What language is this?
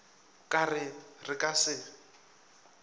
Northern Sotho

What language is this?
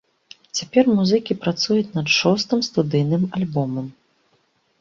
Belarusian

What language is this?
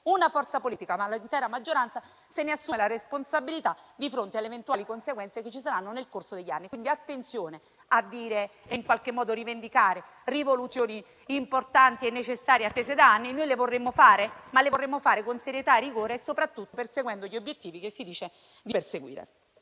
Italian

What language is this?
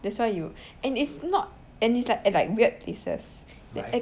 English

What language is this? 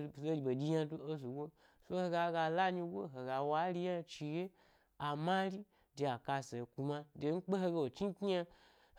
Gbari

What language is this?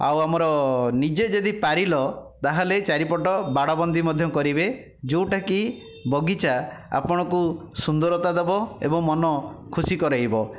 Odia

